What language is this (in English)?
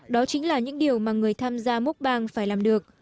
Vietnamese